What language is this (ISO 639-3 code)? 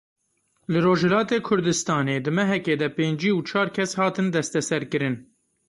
kur